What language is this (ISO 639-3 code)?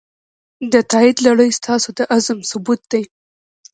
pus